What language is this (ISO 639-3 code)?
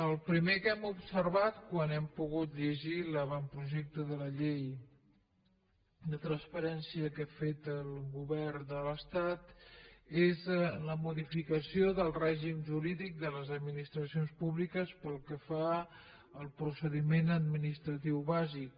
cat